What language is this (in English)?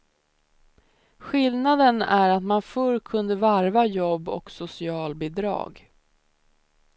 Swedish